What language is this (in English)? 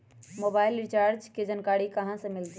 Magahi